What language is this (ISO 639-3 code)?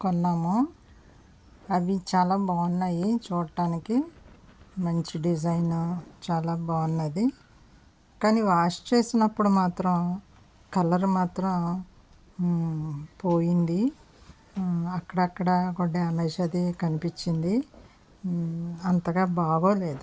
tel